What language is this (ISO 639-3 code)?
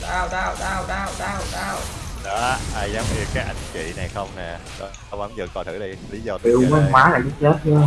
vie